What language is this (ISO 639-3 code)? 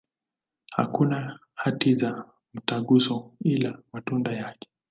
swa